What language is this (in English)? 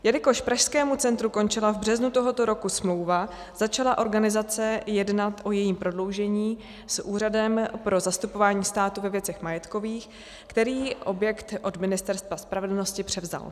Czech